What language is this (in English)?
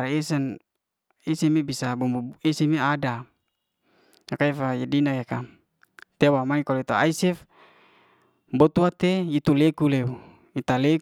Liana-Seti